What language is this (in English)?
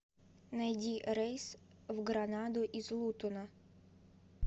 Russian